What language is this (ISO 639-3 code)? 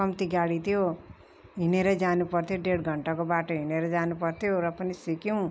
nep